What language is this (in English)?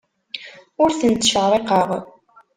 Kabyle